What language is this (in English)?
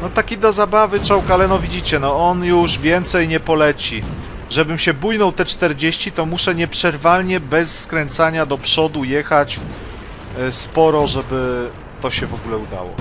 Polish